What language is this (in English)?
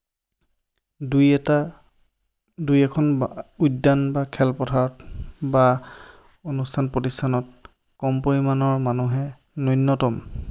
Assamese